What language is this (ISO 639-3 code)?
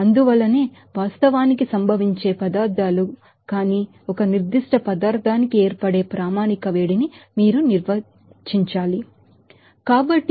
tel